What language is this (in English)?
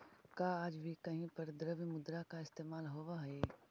Magahi